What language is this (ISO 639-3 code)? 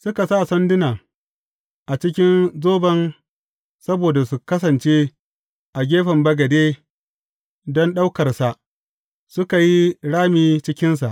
hau